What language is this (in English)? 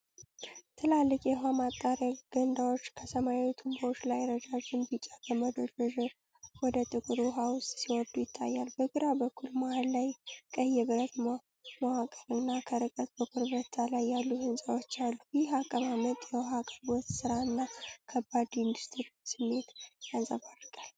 Amharic